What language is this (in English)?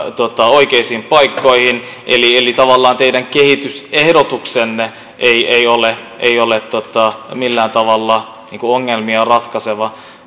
Finnish